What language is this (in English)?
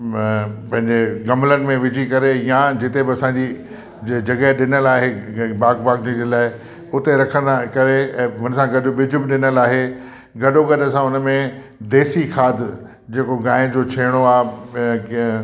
Sindhi